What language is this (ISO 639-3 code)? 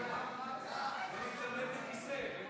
heb